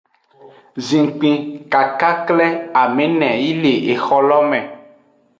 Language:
Aja (Benin)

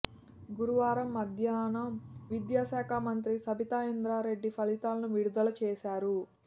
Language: Telugu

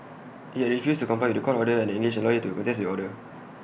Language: English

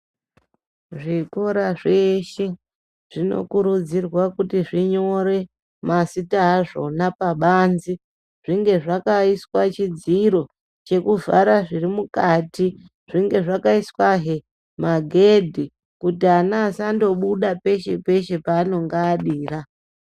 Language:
Ndau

